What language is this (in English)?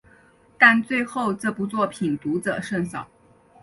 Chinese